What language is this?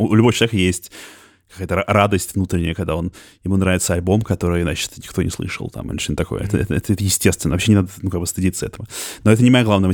Russian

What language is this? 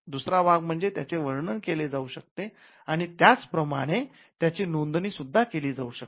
Marathi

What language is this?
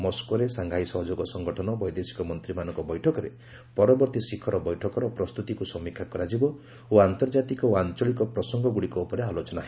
Odia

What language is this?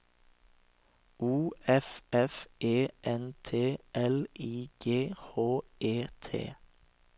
Norwegian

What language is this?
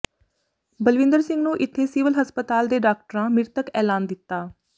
Punjabi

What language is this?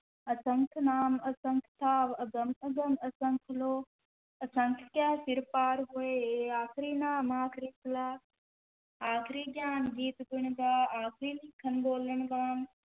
Punjabi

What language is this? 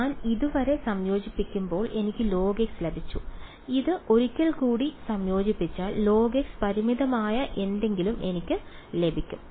Malayalam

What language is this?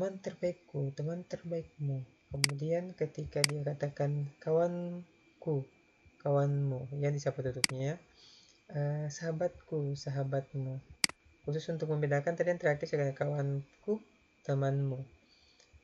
Indonesian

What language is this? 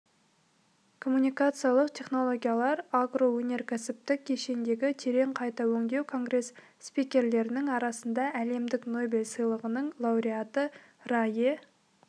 Kazakh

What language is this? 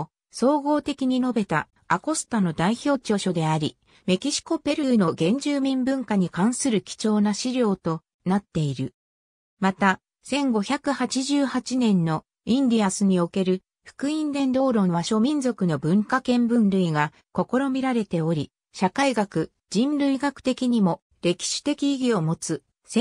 Japanese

